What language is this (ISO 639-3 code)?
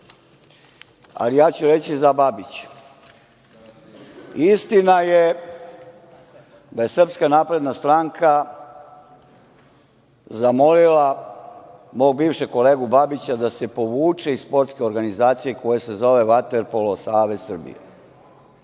srp